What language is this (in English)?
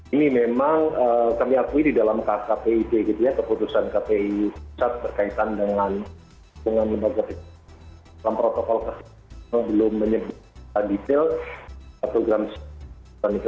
Indonesian